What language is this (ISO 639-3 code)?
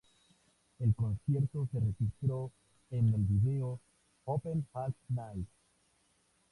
spa